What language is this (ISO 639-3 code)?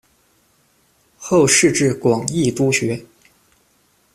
zho